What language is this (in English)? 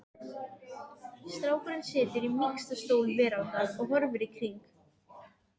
Icelandic